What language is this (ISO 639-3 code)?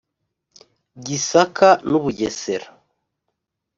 kin